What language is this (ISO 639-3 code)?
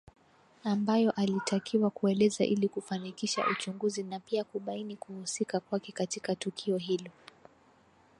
swa